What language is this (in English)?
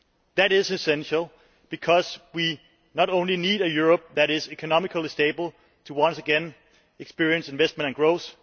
English